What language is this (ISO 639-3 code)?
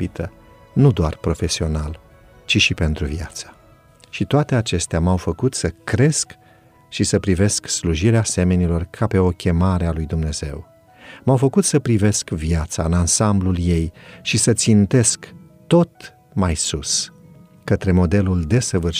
ron